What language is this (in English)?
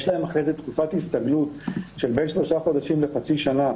Hebrew